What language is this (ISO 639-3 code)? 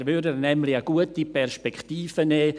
gsw